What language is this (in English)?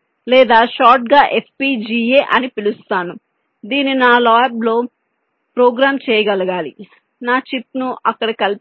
Telugu